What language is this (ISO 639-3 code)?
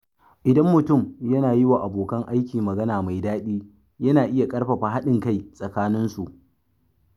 hau